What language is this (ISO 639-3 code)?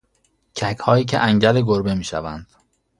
fas